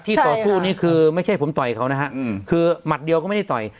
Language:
Thai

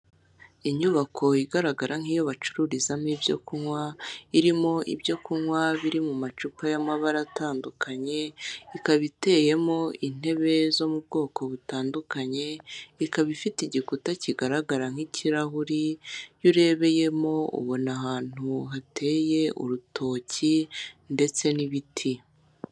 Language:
Kinyarwanda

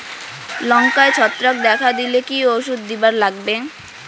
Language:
Bangla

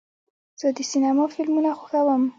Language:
Pashto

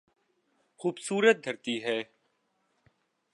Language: Urdu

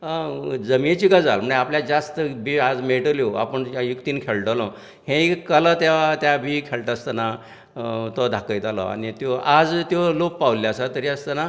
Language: Konkani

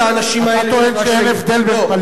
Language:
Hebrew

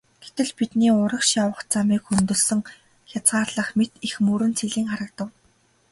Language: Mongolian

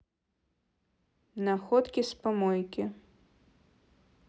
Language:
Russian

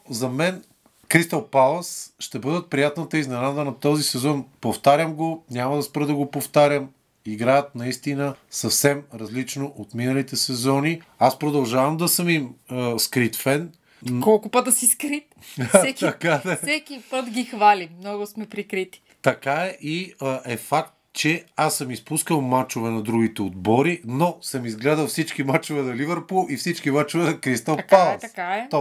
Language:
Bulgarian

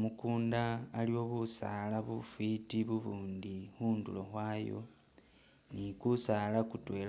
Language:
Masaaba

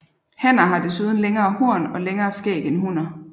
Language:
Danish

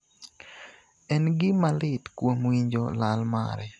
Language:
Luo (Kenya and Tanzania)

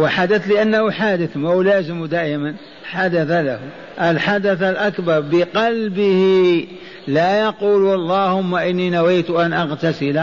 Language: Arabic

